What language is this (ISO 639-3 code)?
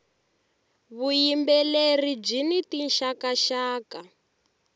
tso